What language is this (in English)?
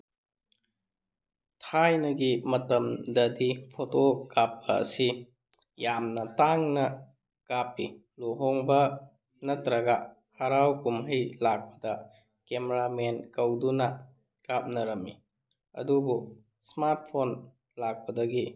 Manipuri